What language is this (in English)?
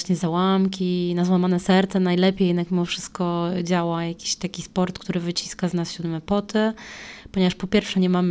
Polish